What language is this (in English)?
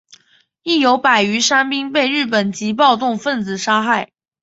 Chinese